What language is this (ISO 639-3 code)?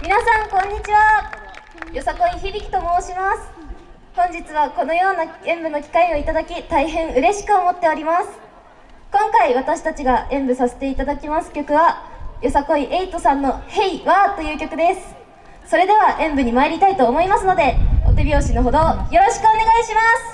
jpn